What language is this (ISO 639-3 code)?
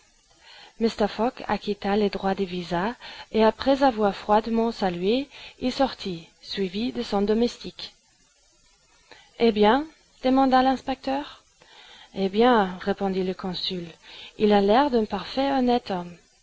fra